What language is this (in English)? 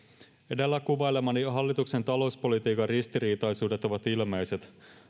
Finnish